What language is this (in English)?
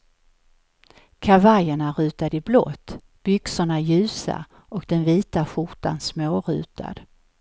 Swedish